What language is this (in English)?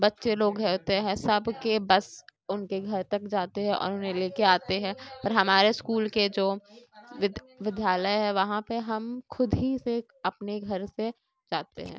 Urdu